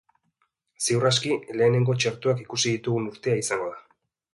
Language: Basque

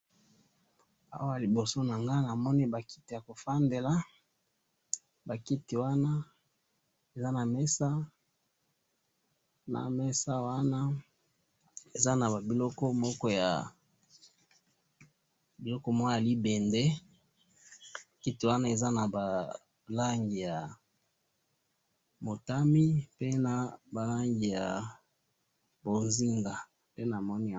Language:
Lingala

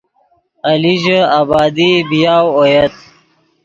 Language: Yidgha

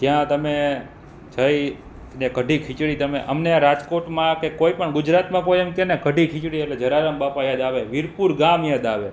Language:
Gujarati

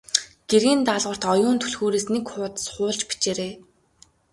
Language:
Mongolian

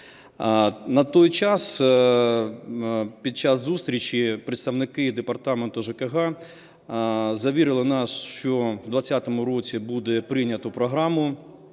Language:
Ukrainian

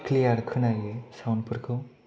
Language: Bodo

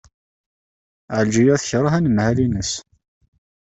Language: Kabyle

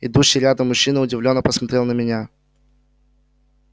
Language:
Russian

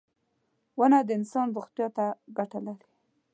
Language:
Pashto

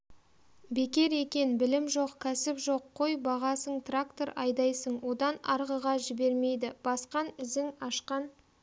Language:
Kazakh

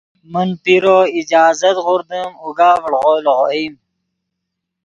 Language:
Yidgha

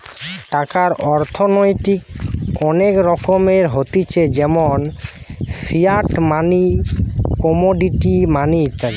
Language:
Bangla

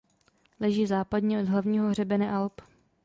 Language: Czech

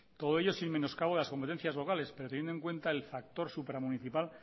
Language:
Spanish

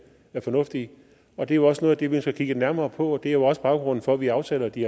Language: Danish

